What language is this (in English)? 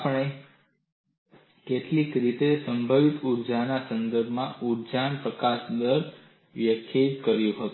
Gujarati